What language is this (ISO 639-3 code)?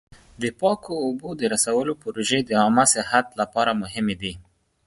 pus